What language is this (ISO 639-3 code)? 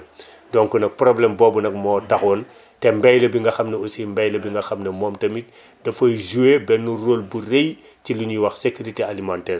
wol